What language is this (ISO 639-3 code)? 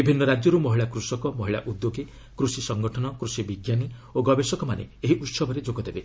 ori